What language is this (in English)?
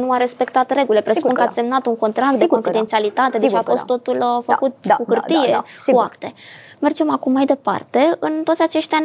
Romanian